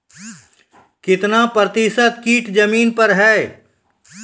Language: Maithili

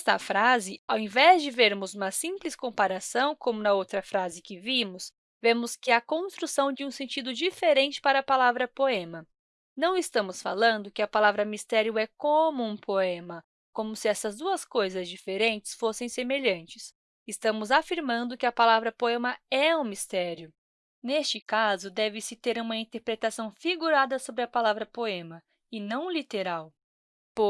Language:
Portuguese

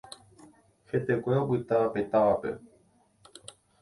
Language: Guarani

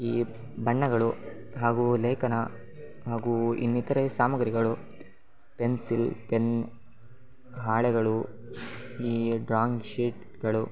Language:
Kannada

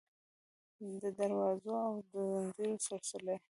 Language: Pashto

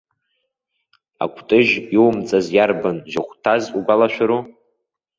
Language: Abkhazian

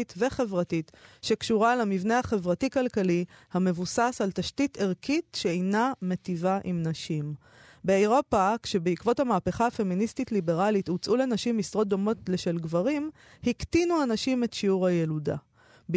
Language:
Hebrew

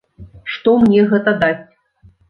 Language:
Belarusian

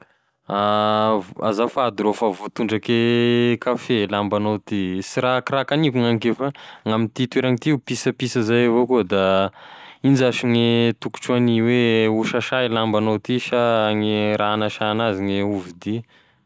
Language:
Tesaka Malagasy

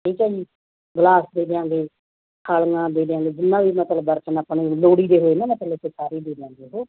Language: Punjabi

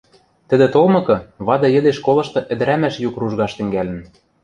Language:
Western Mari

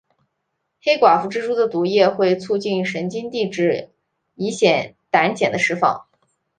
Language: Chinese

